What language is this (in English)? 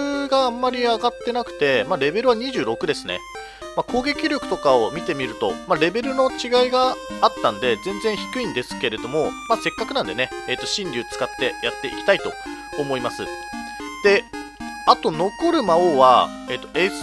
Japanese